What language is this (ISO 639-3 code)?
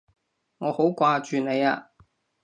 yue